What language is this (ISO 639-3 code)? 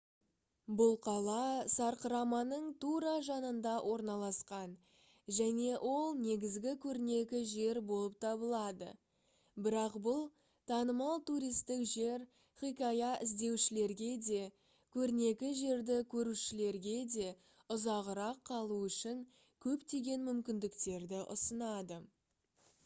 kaz